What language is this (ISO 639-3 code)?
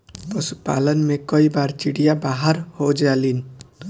bho